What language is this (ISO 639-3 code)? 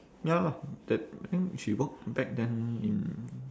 eng